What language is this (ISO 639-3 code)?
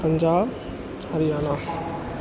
mai